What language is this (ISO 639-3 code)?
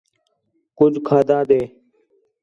xhe